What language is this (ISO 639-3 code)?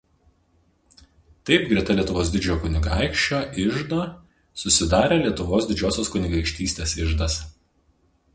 lit